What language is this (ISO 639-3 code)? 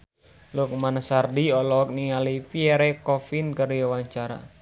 sun